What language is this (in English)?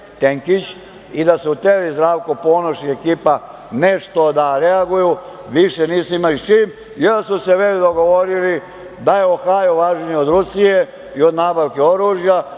Serbian